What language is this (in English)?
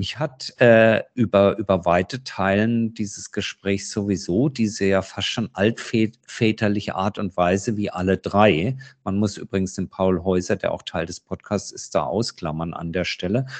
German